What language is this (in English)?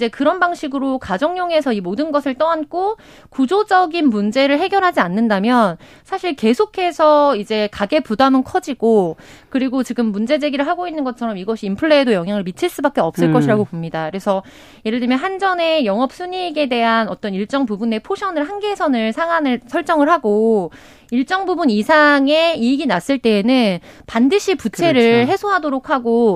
Korean